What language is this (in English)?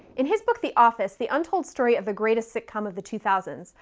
English